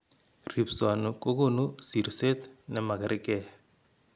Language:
Kalenjin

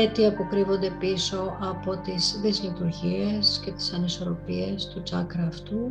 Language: Greek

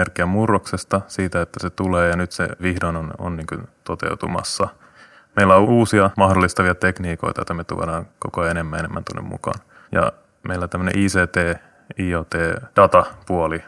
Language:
Finnish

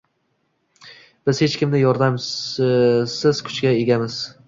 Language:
Uzbek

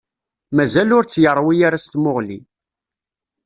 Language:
Kabyle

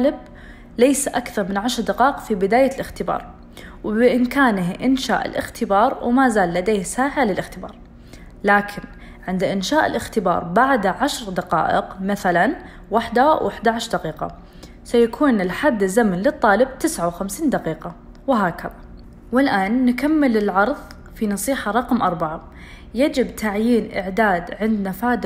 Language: Arabic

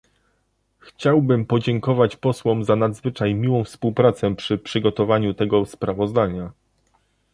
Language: Polish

